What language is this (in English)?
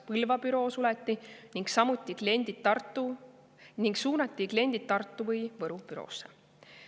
Estonian